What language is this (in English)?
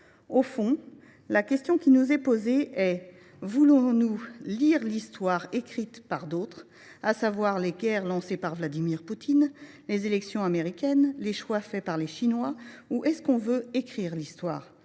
French